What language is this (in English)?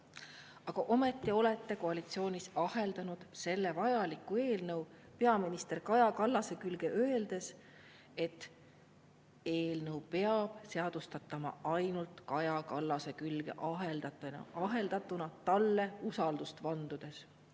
Estonian